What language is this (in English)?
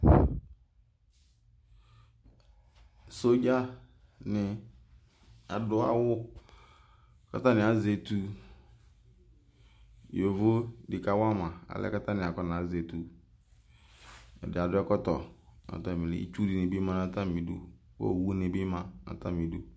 Ikposo